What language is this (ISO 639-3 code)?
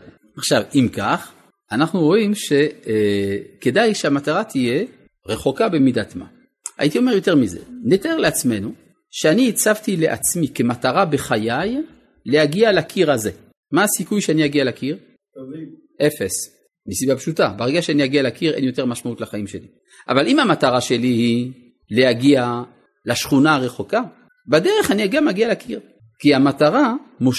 heb